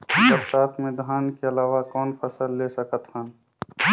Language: Chhattisgarhi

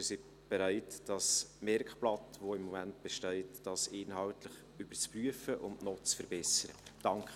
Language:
Swiss German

